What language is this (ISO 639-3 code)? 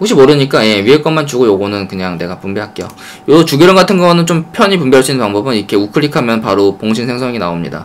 kor